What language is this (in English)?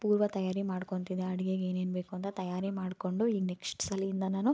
Kannada